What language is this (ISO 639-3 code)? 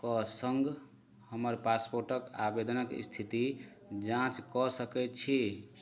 mai